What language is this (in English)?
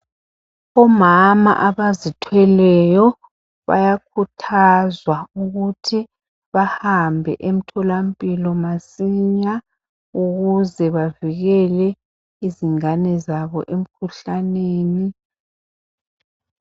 North Ndebele